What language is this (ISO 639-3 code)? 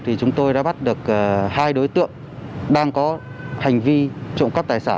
vie